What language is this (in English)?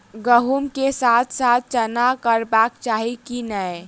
Maithili